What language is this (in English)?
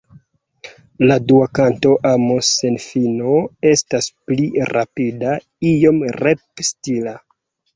Esperanto